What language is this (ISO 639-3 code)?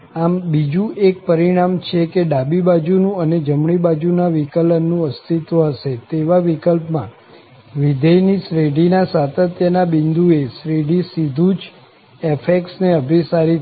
guj